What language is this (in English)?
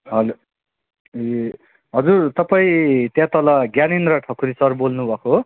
Nepali